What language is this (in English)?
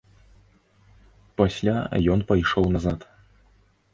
Belarusian